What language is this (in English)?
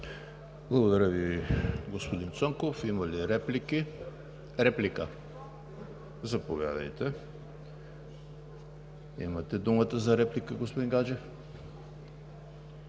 Bulgarian